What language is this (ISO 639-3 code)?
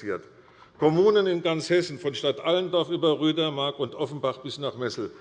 deu